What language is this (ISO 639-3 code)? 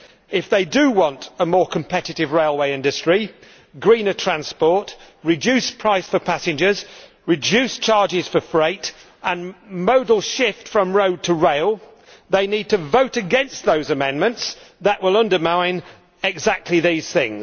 eng